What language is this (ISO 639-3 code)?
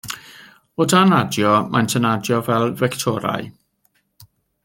cym